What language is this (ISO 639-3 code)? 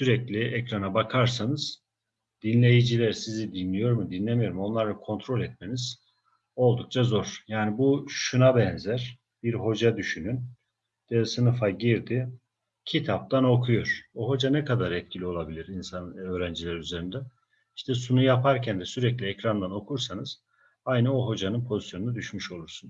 tur